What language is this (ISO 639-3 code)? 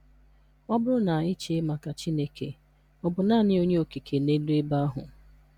ibo